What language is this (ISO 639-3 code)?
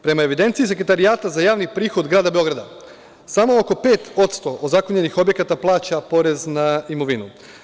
srp